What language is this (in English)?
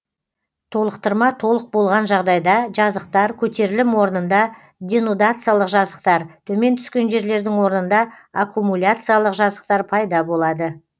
Kazakh